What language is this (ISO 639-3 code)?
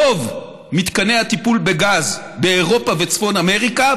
heb